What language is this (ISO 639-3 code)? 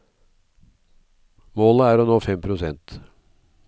nor